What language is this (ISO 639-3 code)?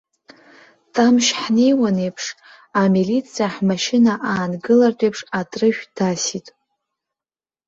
abk